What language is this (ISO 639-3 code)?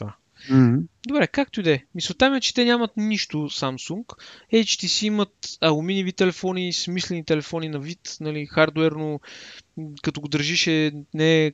bul